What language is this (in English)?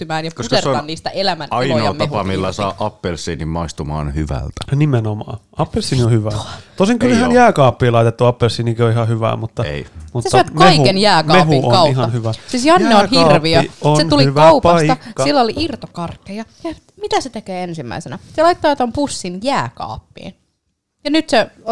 Finnish